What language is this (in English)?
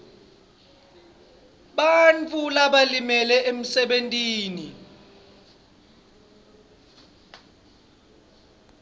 Swati